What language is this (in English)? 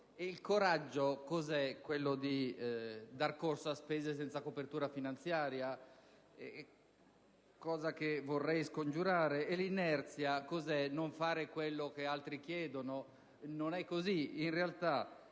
Italian